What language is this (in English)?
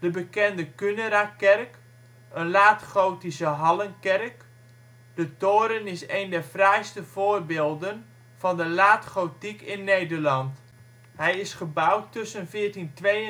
Dutch